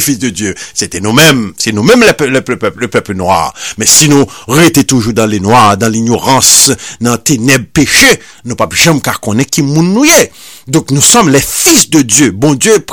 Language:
French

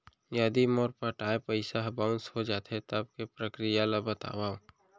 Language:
Chhattisgarhi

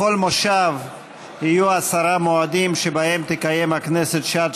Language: Hebrew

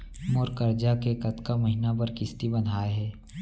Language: Chhattisgarhi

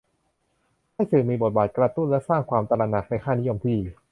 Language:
Thai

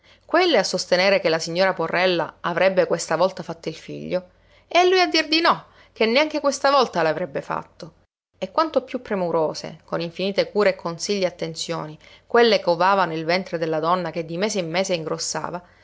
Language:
Italian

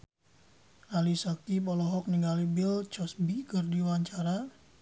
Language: Sundanese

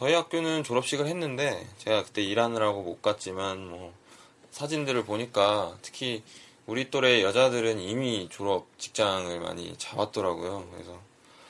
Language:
Korean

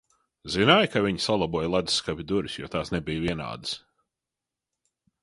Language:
Latvian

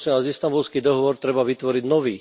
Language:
Slovak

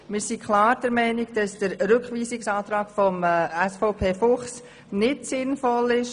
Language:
Swiss German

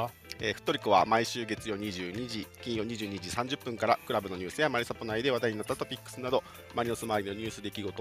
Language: Japanese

